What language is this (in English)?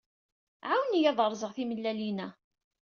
Kabyle